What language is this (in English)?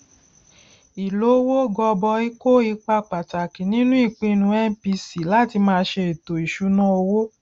Yoruba